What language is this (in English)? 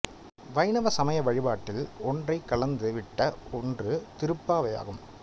Tamil